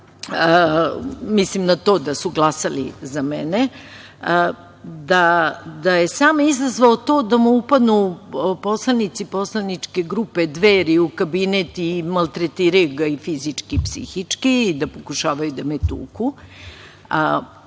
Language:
Serbian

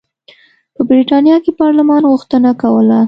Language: Pashto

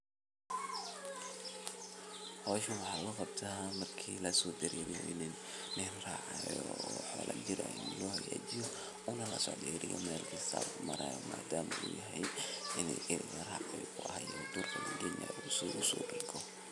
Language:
Somali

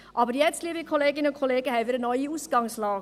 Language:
Swiss German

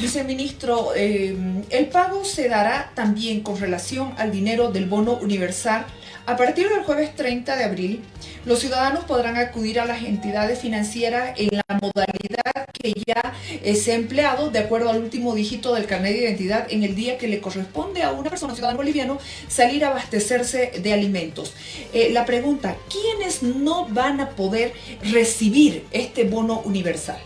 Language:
Spanish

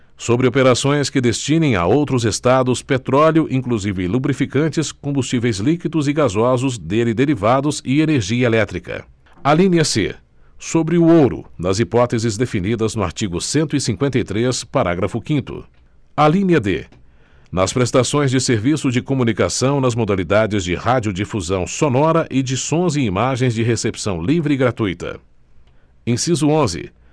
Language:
Portuguese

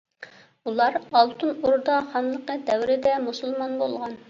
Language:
Uyghur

